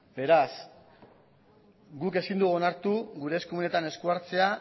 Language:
Basque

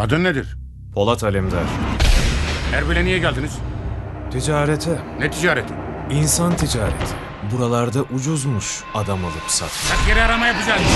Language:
Turkish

